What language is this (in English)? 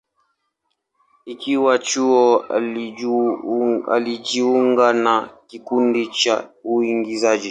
Swahili